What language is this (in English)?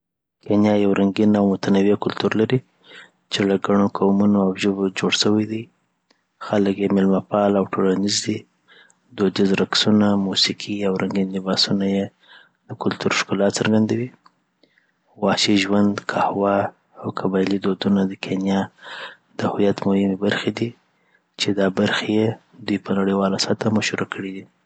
Southern Pashto